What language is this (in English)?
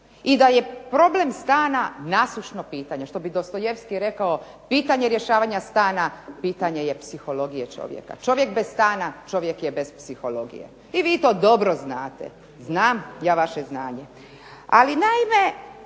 Croatian